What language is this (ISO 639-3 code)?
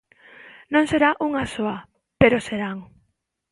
glg